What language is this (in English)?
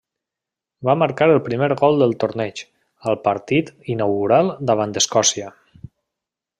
Catalan